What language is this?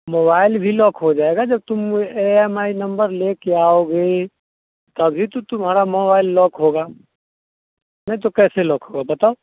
Hindi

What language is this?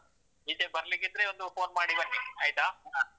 Kannada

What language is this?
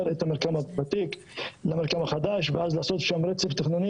Hebrew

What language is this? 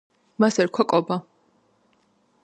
Georgian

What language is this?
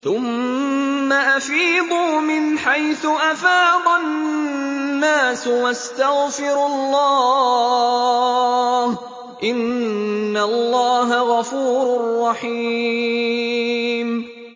Arabic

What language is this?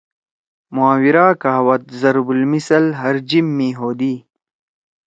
Torwali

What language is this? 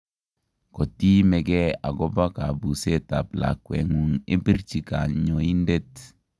Kalenjin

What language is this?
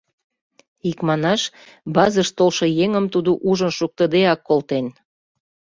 Mari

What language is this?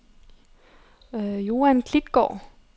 Danish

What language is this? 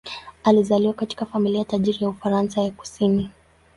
Swahili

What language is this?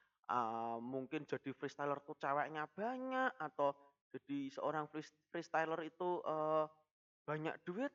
Indonesian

